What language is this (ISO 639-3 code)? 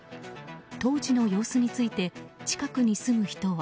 jpn